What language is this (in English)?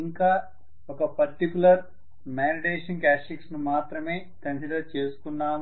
Telugu